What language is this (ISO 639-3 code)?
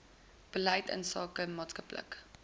afr